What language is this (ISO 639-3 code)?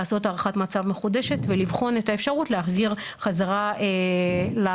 heb